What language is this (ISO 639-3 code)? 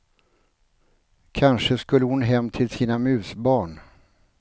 swe